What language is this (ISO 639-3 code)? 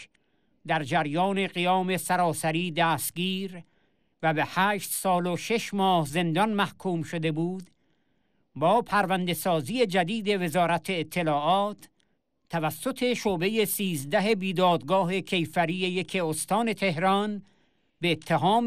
fas